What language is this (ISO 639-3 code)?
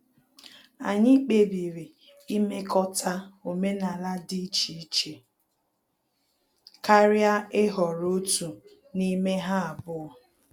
ibo